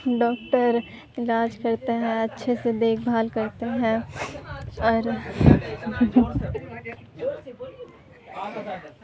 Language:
Urdu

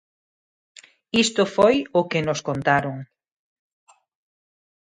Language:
Galician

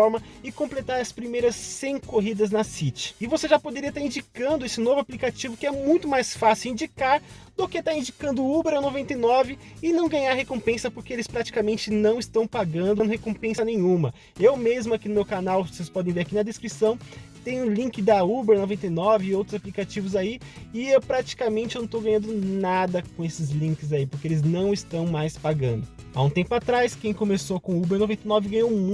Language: Portuguese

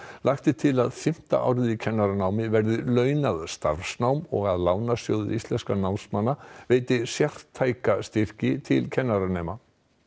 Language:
Icelandic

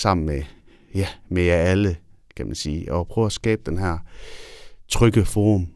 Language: Danish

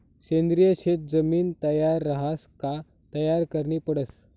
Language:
Marathi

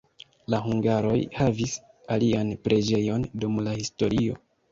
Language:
Esperanto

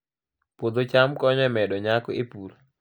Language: Luo (Kenya and Tanzania)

